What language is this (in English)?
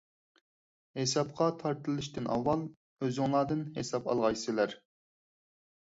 Uyghur